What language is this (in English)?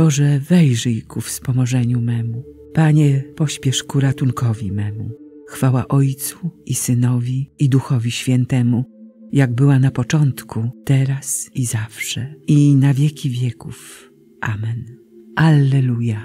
Polish